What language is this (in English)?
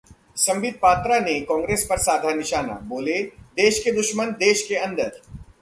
Hindi